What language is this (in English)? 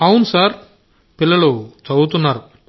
Telugu